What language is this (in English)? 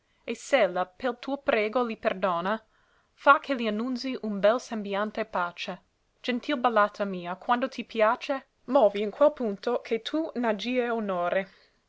Italian